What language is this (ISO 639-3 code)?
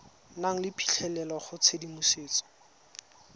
tsn